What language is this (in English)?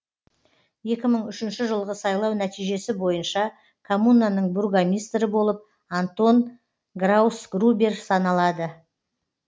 Kazakh